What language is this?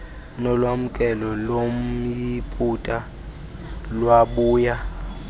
Xhosa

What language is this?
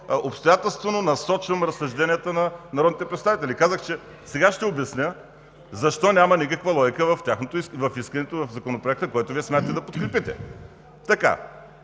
Bulgarian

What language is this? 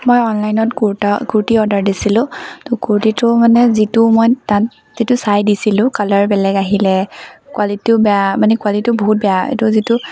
Assamese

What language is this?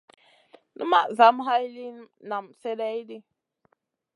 Masana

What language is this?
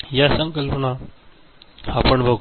Marathi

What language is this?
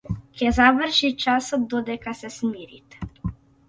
Macedonian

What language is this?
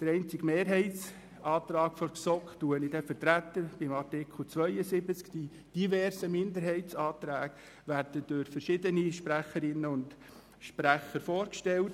Swiss German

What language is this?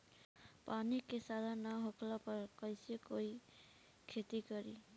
Bhojpuri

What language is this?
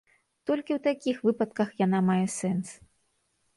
Belarusian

